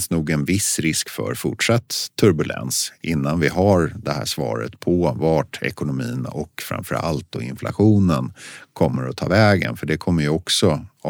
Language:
Swedish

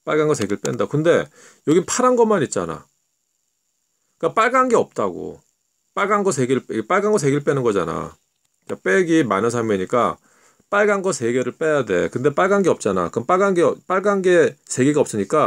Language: Korean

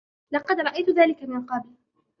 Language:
Arabic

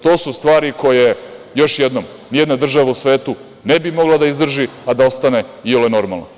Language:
Serbian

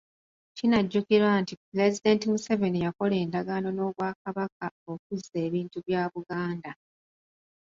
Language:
Ganda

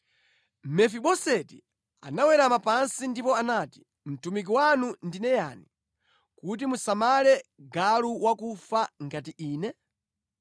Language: Nyanja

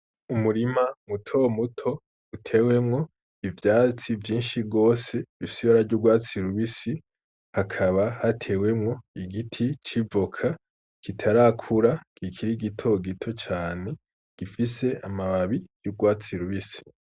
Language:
Rundi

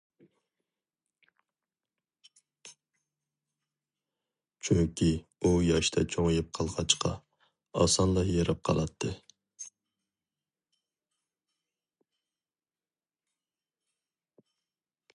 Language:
Uyghur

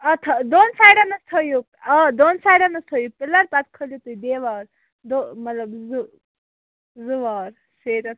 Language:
Kashmiri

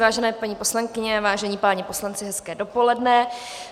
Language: Czech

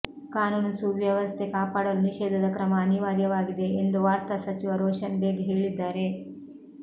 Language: Kannada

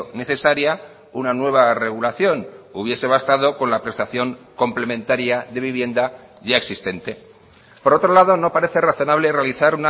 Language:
Spanish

